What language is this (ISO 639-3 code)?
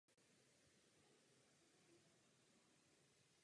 ces